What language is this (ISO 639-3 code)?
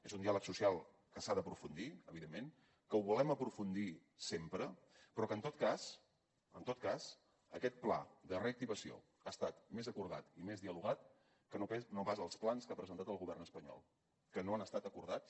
cat